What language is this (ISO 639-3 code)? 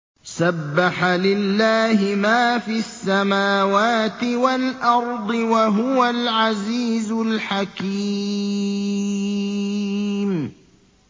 ara